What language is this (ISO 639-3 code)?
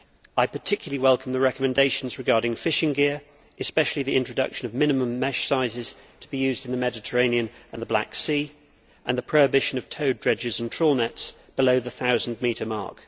eng